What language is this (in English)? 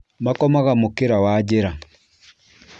Kikuyu